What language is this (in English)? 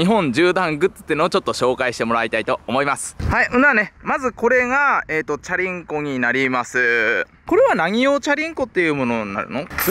Japanese